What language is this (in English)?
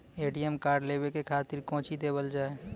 Maithili